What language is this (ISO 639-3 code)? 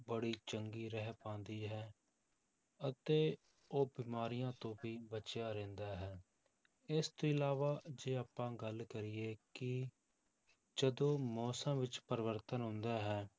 pan